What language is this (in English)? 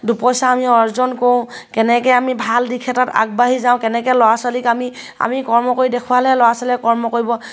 Assamese